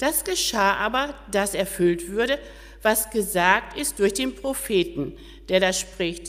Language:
German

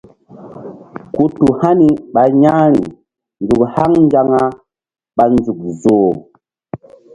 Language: Mbum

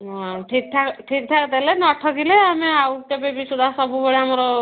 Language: Odia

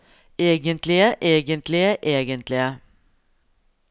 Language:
Norwegian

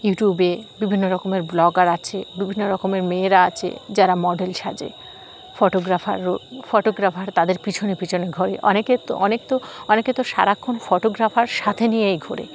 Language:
Bangla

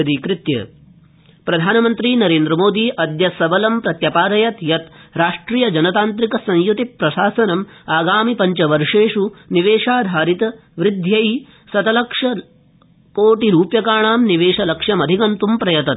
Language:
Sanskrit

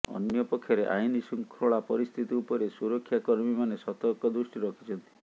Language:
Odia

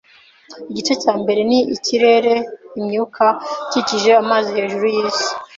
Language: Kinyarwanda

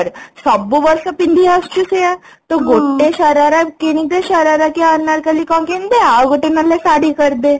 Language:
Odia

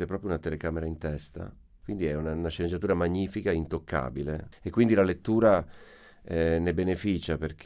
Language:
Italian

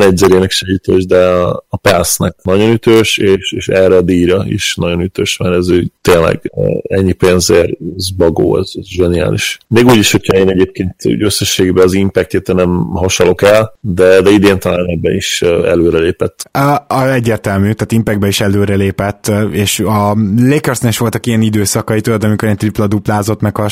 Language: Hungarian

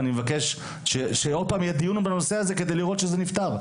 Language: Hebrew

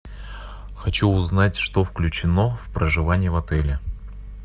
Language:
Russian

